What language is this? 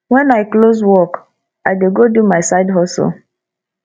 Nigerian Pidgin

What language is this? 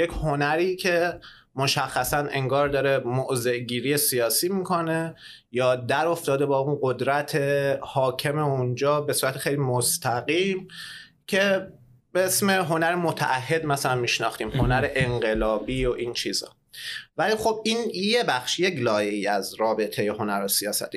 Persian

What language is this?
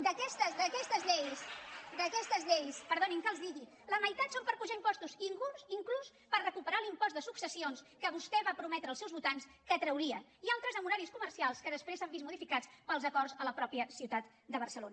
Catalan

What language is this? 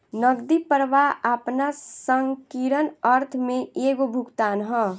Bhojpuri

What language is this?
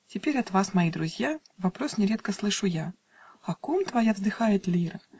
Russian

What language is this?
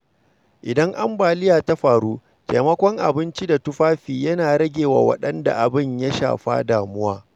Hausa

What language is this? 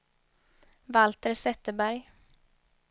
Swedish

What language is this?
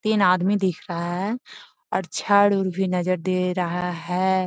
Magahi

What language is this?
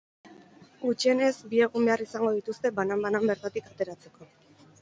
Basque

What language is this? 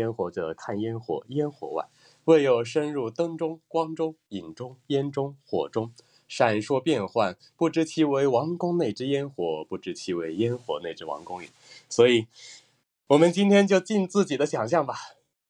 Chinese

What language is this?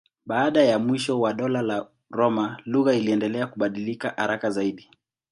Swahili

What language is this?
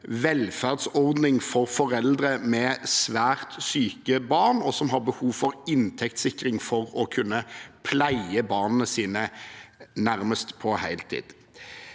Norwegian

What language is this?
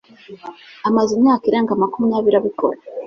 Kinyarwanda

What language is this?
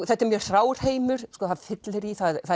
Icelandic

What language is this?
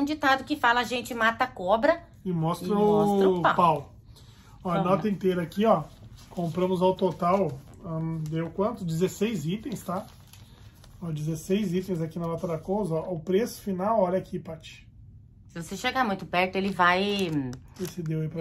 Portuguese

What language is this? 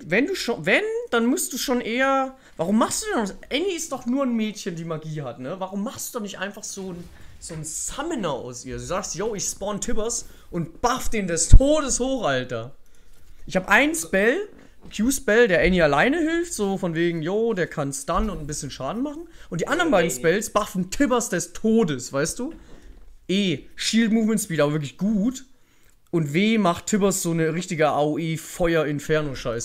German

